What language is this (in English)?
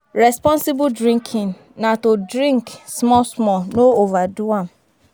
Nigerian Pidgin